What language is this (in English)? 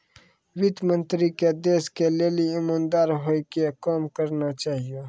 Maithili